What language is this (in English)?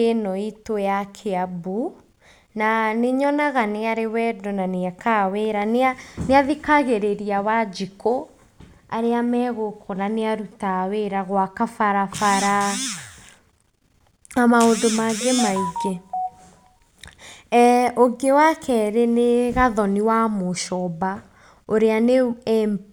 Kikuyu